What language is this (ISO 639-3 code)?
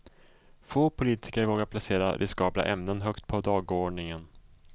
swe